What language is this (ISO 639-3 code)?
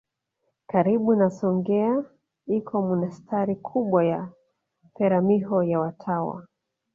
swa